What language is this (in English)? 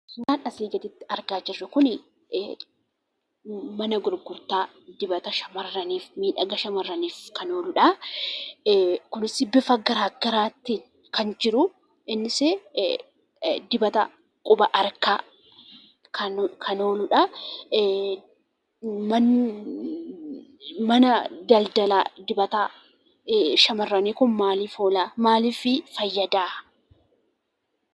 Oromo